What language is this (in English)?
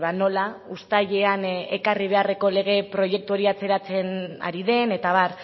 Basque